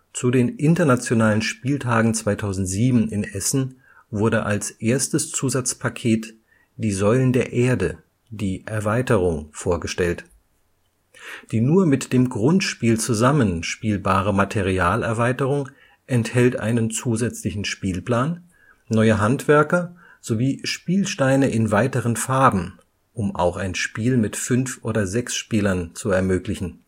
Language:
German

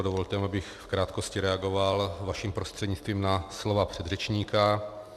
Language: Czech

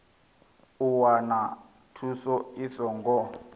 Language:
Venda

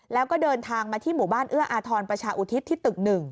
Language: Thai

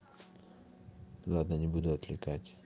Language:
Russian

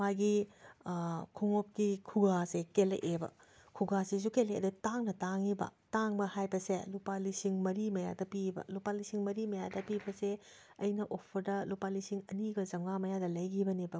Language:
Manipuri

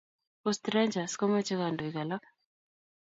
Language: Kalenjin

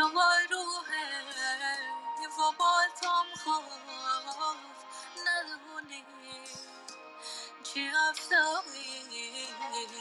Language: Persian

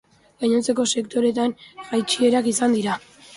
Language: Basque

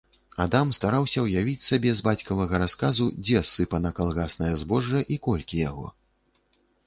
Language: Belarusian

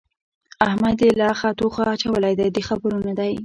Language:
Pashto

